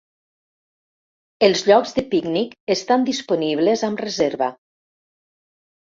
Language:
Catalan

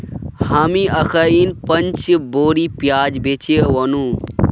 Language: Magahi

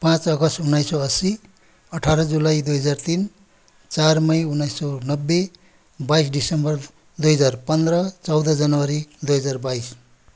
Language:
Nepali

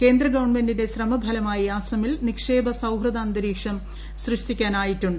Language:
Malayalam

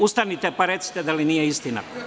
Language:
Serbian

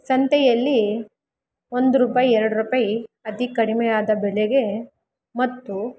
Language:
Kannada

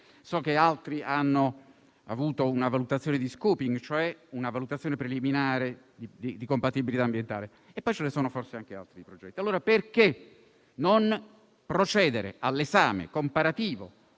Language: Italian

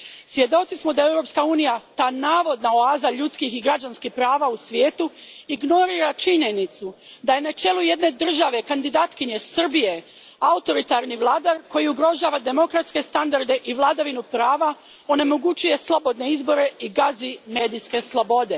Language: Croatian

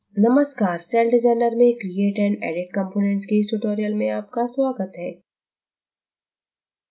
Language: Hindi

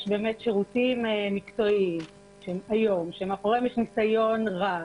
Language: Hebrew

